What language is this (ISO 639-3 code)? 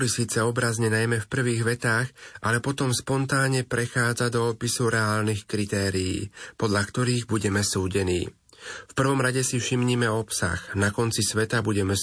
slk